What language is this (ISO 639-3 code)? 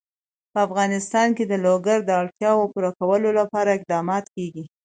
pus